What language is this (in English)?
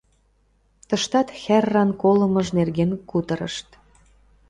Mari